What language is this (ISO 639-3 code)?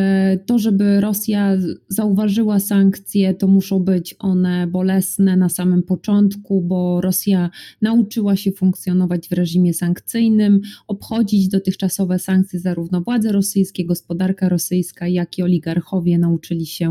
pol